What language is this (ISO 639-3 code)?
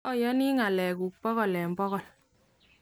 kln